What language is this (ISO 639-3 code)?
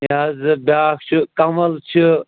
kas